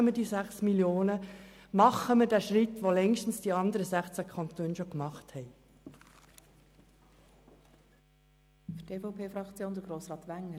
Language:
Swiss German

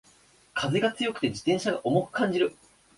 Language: Japanese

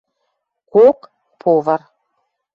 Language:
Western Mari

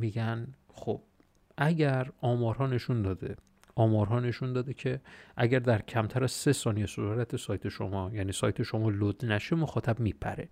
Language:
Persian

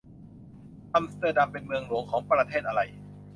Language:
Thai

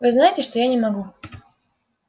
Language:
Russian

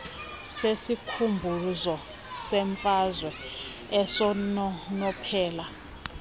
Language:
Xhosa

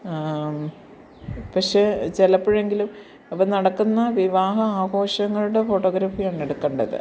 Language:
Malayalam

